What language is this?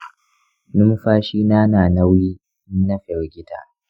Hausa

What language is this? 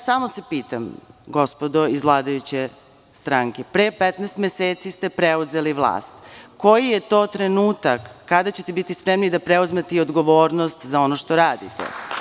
Serbian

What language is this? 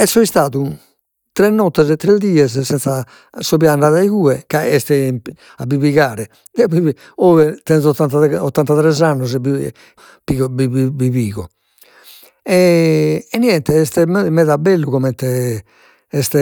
Sardinian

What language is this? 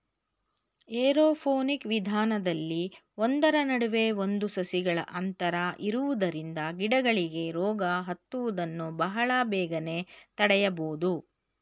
Kannada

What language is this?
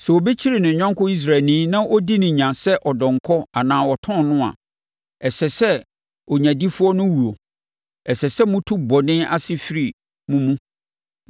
Akan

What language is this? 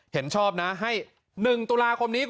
Thai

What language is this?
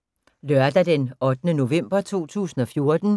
Danish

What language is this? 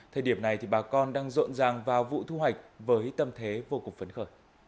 Vietnamese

